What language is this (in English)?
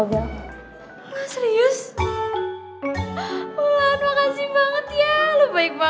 Indonesian